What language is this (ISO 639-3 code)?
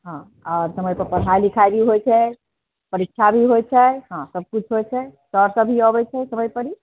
mai